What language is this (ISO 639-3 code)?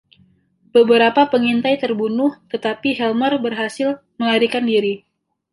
ind